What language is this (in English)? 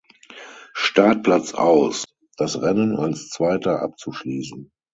German